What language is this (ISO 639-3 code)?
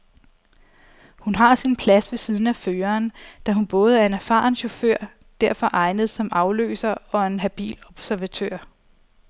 dan